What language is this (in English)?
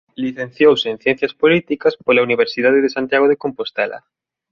Galician